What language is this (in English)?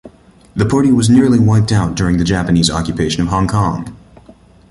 English